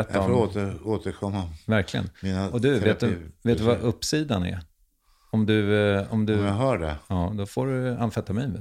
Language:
Swedish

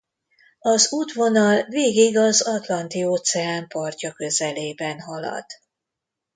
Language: Hungarian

